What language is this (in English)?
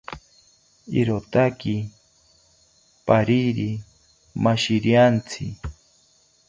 South Ucayali Ashéninka